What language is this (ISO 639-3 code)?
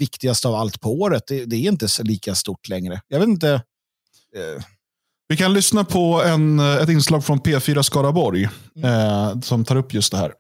swe